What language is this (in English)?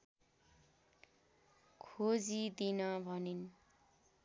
Nepali